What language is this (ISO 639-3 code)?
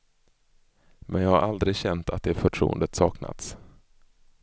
swe